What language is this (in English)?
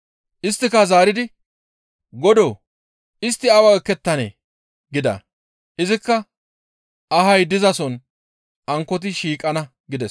Gamo